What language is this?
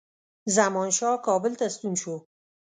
Pashto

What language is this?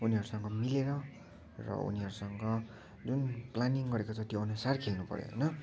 Nepali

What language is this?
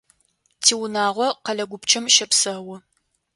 Adyghe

